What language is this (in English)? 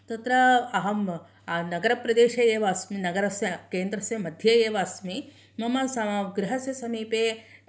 Sanskrit